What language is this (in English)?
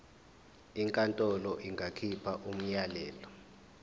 Zulu